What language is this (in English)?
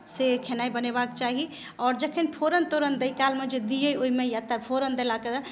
Maithili